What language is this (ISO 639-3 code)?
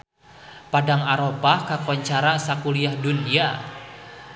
sun